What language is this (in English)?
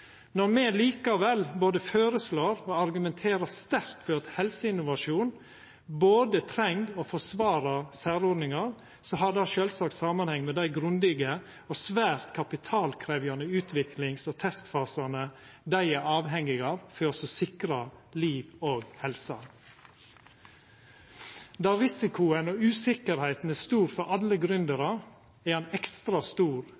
Norwegian Nynorsk